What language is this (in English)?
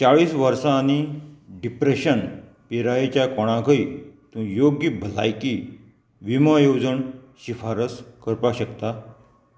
Konkani